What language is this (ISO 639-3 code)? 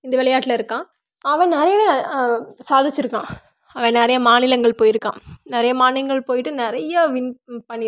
tam